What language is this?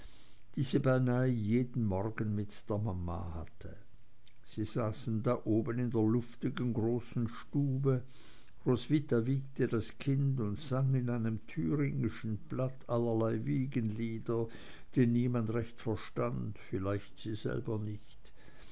German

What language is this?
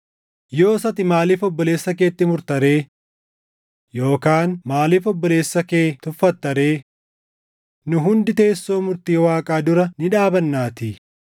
Oromo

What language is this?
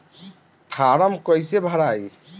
Bhojpuri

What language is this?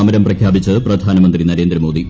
Malayalam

